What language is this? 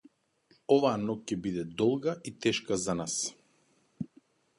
Macedonian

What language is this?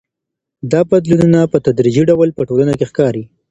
Pashto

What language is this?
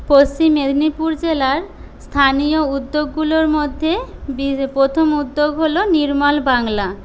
Bangla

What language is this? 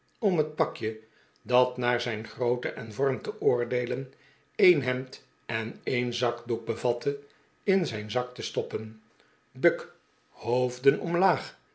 Dutch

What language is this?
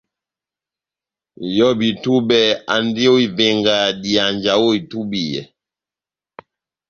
Batanga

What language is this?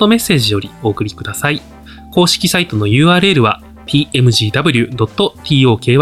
Japanese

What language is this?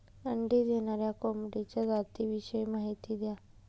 Marathi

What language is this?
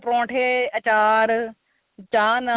Punjabi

